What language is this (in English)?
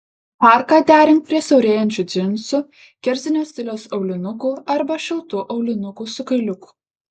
Lithuanian